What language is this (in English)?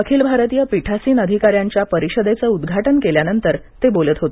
Marathi